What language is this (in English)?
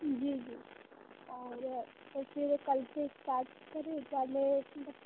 Hindi